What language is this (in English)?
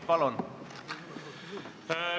Estonian